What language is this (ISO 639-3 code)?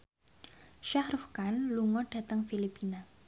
jav